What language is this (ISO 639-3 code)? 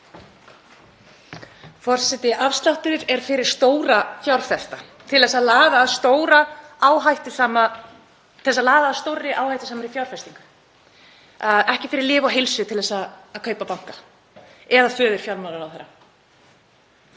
isl